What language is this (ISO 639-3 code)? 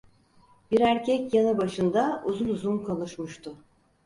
tur